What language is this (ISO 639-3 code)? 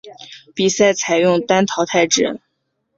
zho